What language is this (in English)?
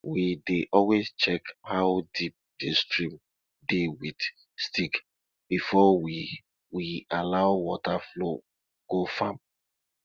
Nigerian Pidgin